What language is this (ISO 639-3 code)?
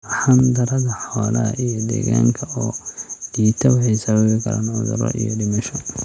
som